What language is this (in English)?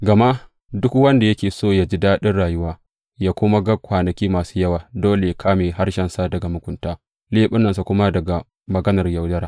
Hausa